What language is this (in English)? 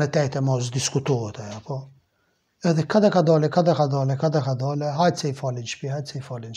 Romanian